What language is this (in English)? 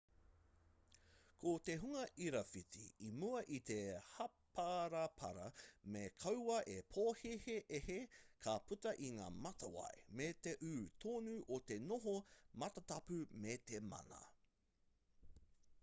Māori